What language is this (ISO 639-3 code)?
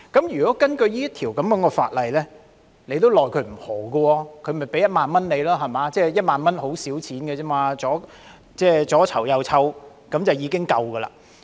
yue